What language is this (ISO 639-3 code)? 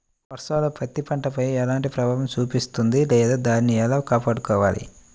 tel